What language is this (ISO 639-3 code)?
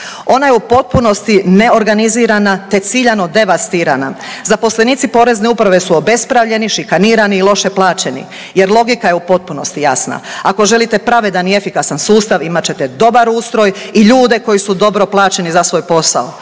hrv